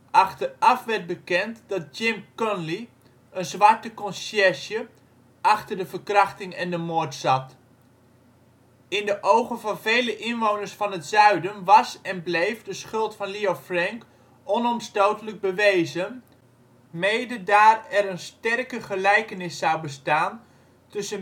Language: Dutch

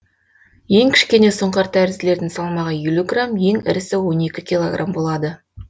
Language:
Kazakh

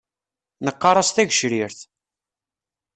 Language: Kabyle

